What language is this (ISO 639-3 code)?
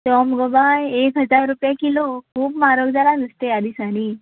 kok